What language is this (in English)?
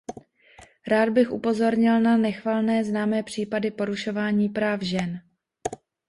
Czech